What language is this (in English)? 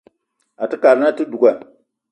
Eton (Cameroon)